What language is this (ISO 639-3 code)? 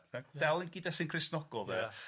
cym